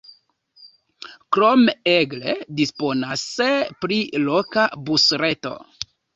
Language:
Esperanto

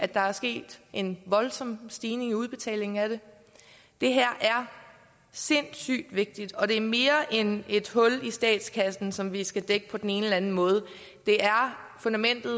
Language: Danish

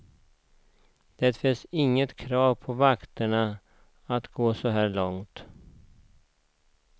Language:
Swedish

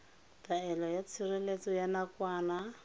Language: Tswana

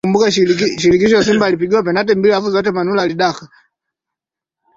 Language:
Swahili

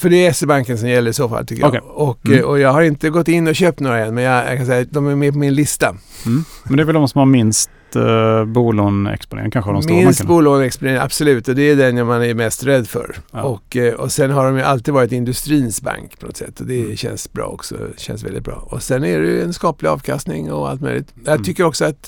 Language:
Swedish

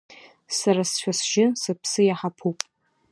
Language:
Abkhazian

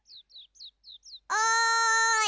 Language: Japanese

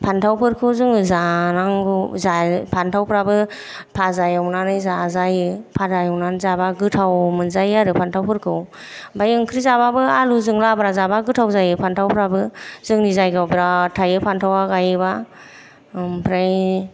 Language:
Bodo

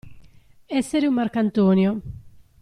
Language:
Italian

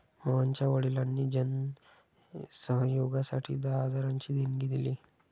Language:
Marathi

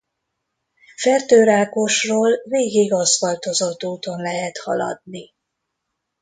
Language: Hungarian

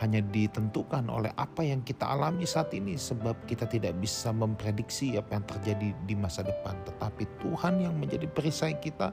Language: Indonesian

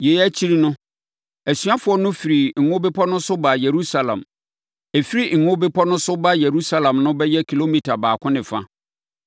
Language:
Akan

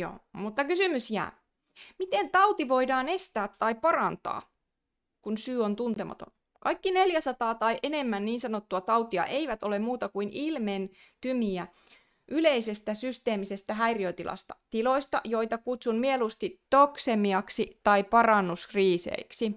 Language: Finnish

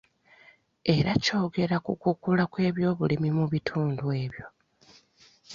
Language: Ganda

